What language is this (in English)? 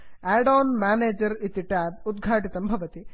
Sanskrit